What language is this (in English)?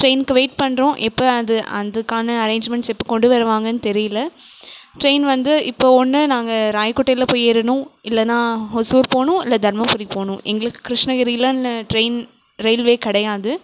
Tamil